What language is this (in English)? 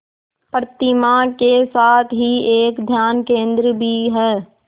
Hindi